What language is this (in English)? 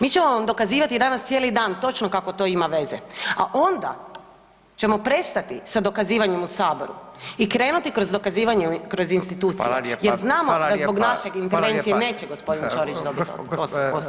Croatian